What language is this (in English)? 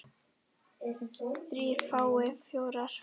Icelandic